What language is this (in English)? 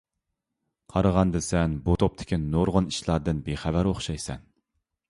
Uyghur